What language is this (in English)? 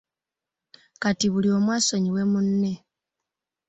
Ganda